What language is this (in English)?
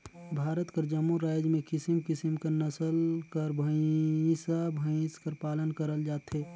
Chhattisgarhi